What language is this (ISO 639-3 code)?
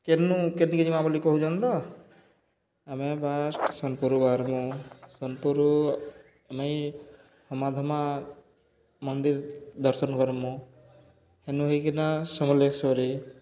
ori